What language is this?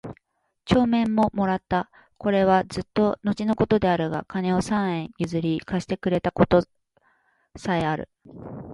Japanese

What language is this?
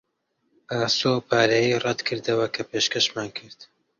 Central Kurdish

